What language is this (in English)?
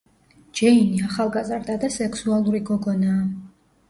Georgian